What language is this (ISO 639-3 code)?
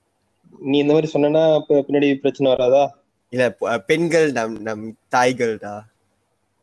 tam